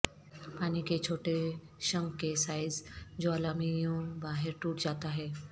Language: Urdu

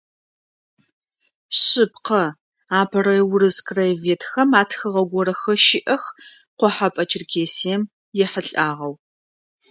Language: Adyghe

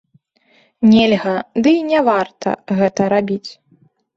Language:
Belarusian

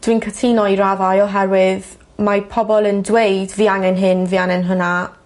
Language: Welsh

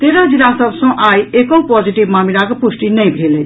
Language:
Maithili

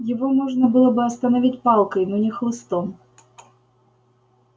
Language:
Russian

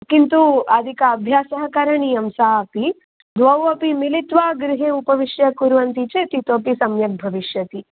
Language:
Sanskrit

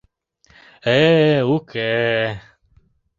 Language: Mari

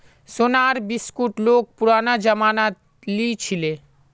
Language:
Magahi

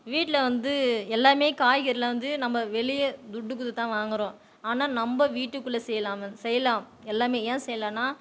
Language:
Tamil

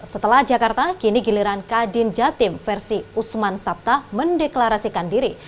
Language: Indonesian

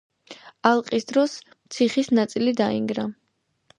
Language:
Georgian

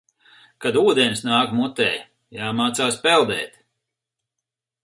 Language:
Latvian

